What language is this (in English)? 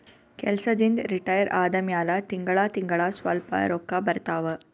Kannada